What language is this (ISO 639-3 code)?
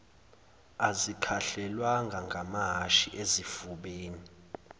zul